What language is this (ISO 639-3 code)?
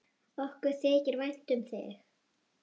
isl